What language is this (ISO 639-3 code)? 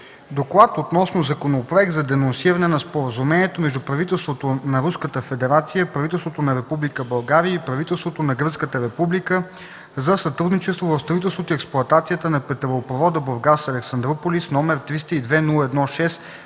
bul